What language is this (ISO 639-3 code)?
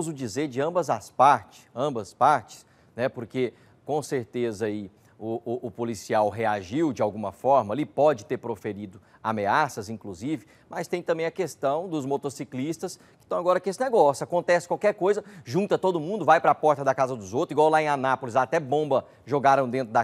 por